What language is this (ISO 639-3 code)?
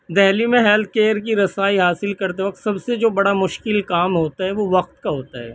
urd